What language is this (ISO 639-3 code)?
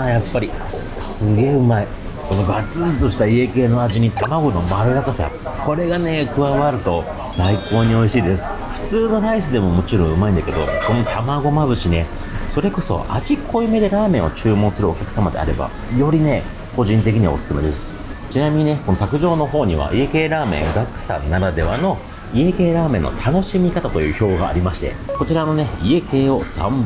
jpn